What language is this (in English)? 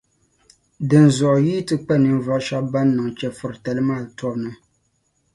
Dagbani